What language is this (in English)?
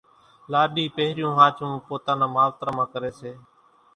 Kachi Koli